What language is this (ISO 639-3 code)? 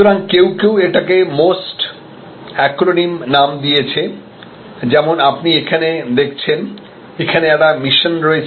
ben